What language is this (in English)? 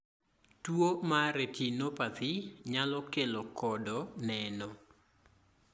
Luo (Kenya and Tanzania)